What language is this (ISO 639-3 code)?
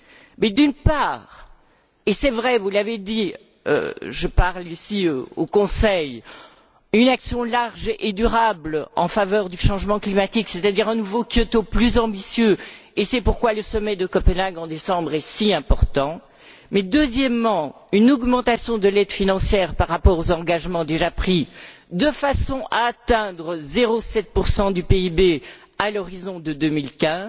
fra